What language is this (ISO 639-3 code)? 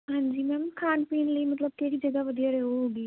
pan